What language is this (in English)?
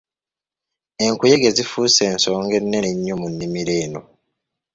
Ganda